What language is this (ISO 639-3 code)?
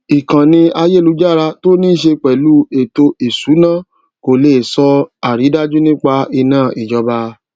yor